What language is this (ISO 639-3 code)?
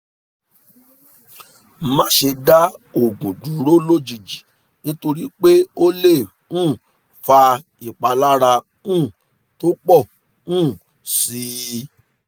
yor